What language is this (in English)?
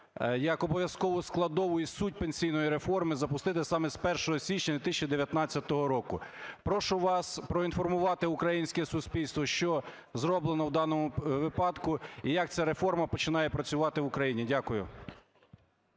Ukrainian